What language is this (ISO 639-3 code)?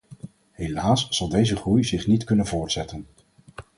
nld